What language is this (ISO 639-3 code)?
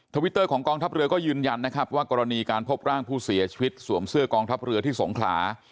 tha